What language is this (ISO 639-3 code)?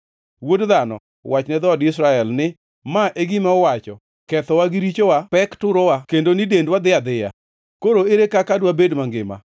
luo